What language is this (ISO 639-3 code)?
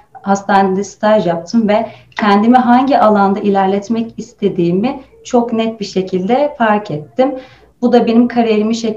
tur